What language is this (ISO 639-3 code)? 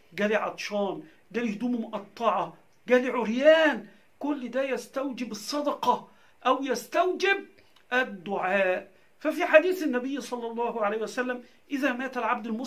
ara